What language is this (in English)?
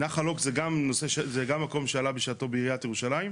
Hebrew